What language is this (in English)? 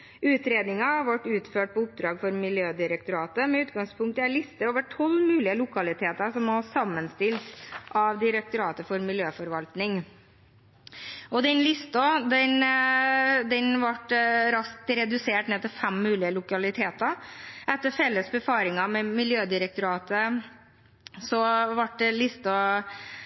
Norwegian Bokmål